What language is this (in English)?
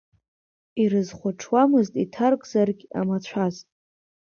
Abkhazian